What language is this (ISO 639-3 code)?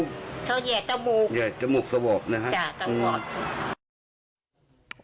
tha